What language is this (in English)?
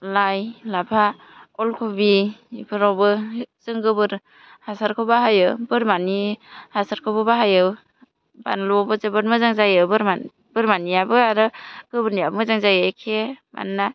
Bodo